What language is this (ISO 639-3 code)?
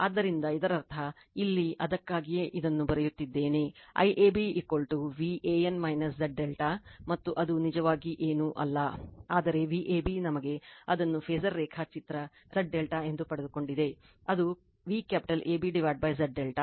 kan